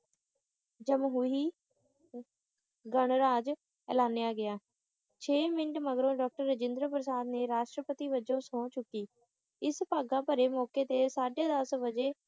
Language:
Punjabi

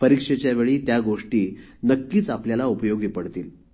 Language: Marathi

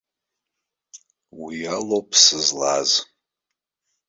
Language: Abkhazian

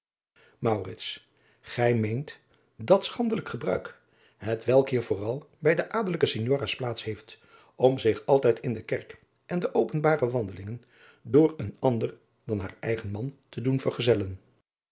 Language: Dutch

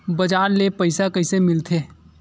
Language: Chhattisgarhi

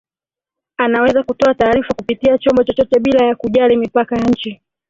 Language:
Swahili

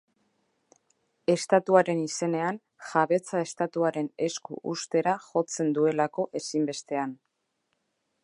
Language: Basque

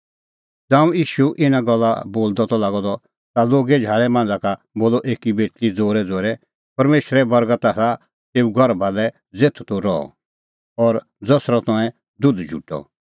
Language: Kullu Pahari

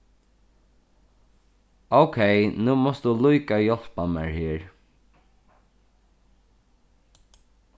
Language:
Faroese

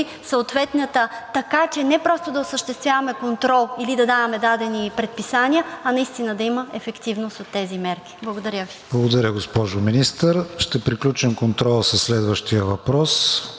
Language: Bulgarian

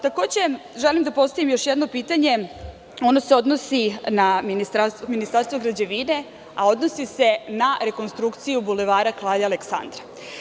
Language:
Serbian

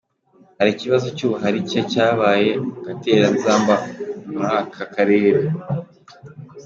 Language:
Kinyarwanda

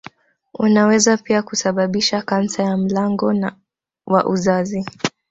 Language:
Swahili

